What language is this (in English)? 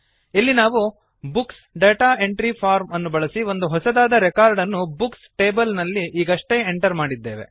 Kannada